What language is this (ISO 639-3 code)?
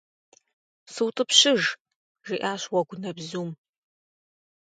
kbd